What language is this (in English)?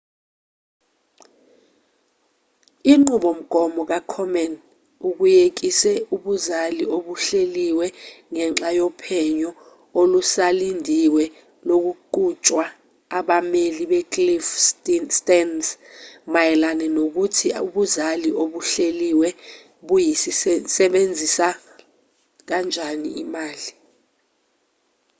Zulu